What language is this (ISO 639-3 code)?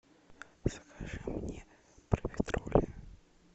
rus